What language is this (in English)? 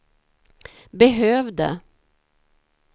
Swedish